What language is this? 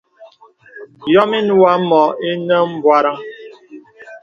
Bebele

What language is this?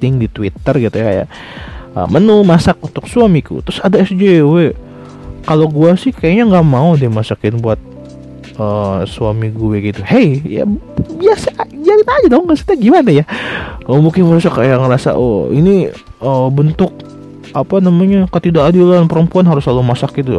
Indonesian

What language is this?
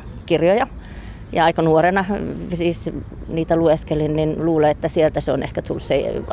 Finnish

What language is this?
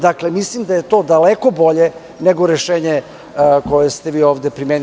Serbian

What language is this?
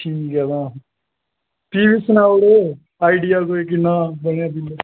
Dogri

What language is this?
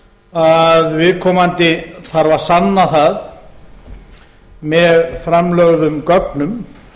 Icelandic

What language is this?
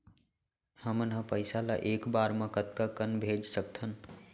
Chhattisgarhi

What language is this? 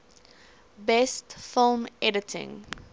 English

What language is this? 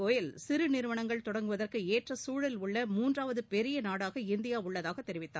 Tamil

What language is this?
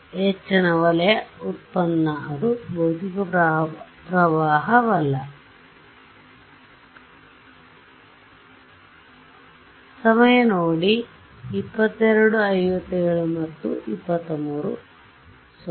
Kannada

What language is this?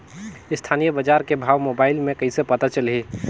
Chhattisgarhi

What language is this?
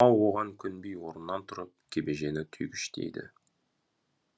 Kazakh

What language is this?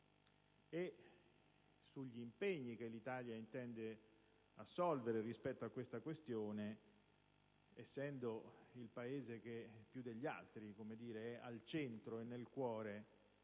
Italian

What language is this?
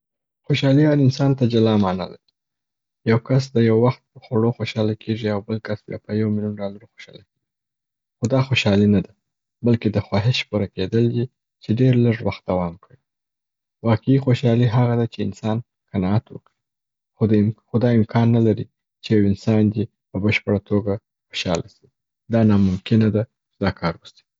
Southern Pashto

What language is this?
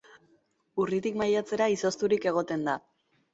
Basque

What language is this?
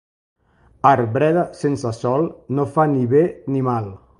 Catalan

